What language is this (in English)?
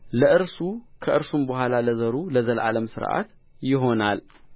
Amharic